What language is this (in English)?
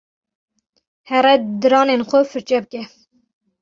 Kurdish